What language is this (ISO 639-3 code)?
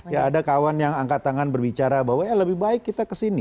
ind